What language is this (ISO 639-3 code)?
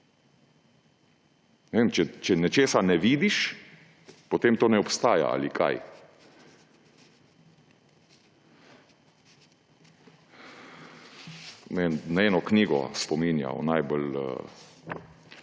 slv